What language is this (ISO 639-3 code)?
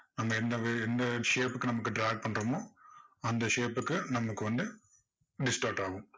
tam